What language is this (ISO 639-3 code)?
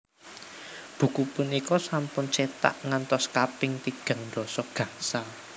jav